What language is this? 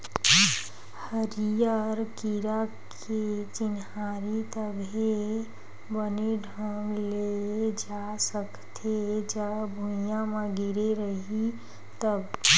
Chhattisgarhi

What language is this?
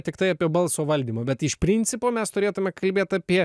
Lithuanian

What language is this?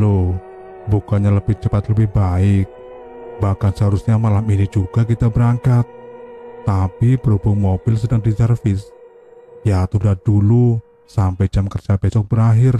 Indonesian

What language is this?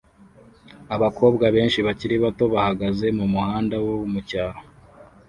Kinyarwanda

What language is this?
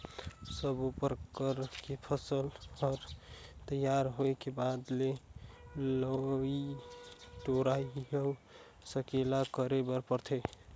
Chhattisgarhi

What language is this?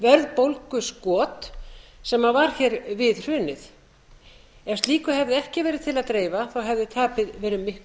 Icelandic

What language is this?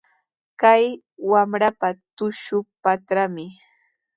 Sihuas Ancash Quechua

